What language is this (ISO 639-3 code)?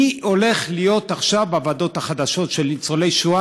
heb